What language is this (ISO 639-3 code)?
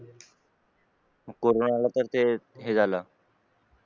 mar